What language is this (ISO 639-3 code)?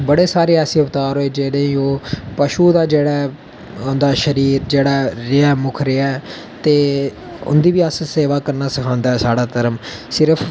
doi